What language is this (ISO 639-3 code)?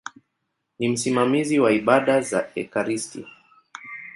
swa